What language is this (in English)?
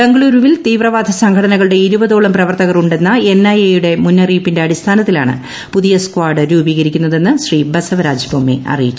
Malayalam